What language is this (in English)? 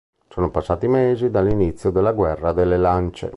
Italian